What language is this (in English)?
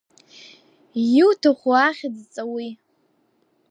Abkhazian